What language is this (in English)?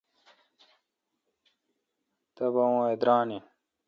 Kalkoti